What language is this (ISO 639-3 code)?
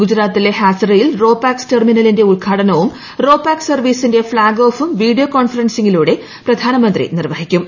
mal